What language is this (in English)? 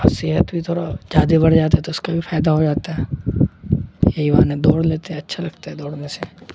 Urdu